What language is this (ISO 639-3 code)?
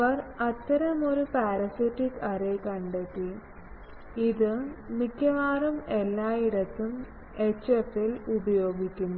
mal